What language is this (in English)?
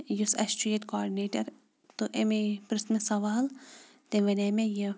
Kashmiri